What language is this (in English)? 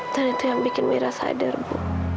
Indonesian